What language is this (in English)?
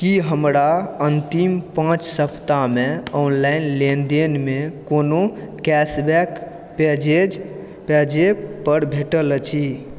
Maithili